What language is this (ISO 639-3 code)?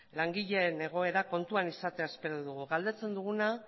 eus